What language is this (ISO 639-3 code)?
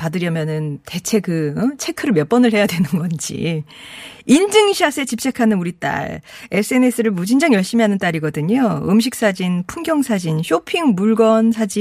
kor